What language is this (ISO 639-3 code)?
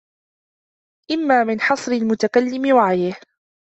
ara